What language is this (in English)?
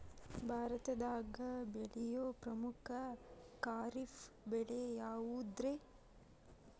Kannada